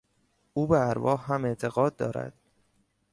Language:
Persian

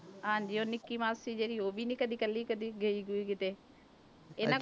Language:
Punjabi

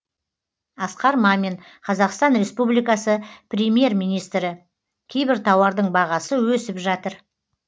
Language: Kazakh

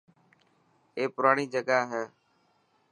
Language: Dhatki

